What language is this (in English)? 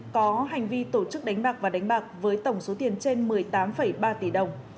Vietnamese